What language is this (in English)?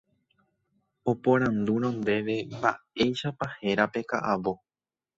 Guarani